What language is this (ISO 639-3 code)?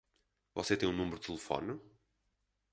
por